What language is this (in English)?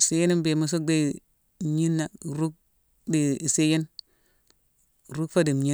Mansoanka